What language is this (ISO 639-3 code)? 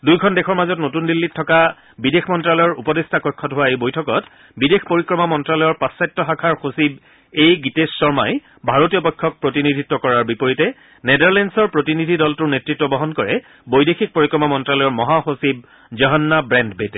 asm